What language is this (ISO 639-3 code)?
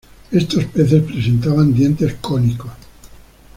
spa